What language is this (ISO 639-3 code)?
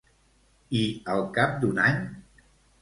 cat